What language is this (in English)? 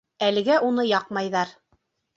Bashkir